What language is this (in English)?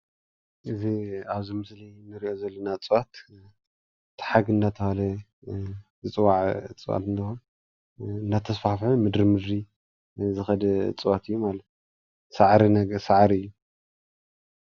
Tigrinya